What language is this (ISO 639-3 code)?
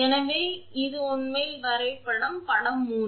tam